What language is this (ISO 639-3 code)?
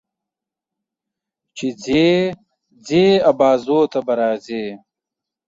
pus